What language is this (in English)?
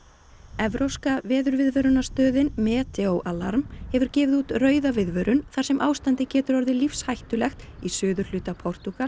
Icelandic